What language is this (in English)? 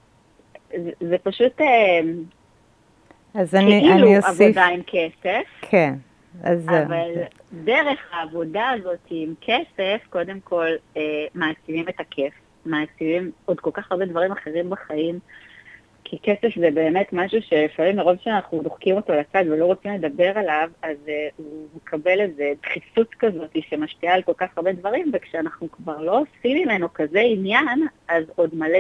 Hebrew